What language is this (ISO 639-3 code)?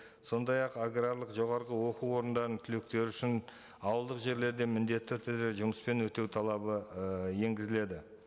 kaz